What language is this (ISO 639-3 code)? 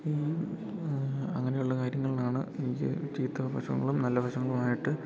mal